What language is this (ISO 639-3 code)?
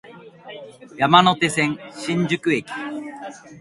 jpn